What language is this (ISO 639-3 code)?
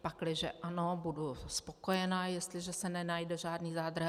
ces